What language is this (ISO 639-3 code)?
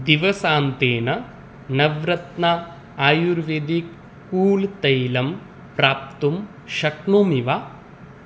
san